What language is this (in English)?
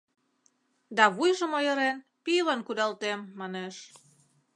Mari